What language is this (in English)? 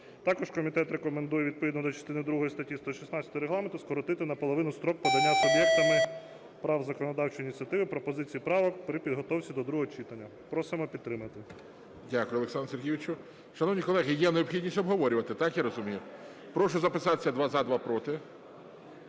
Ukrainian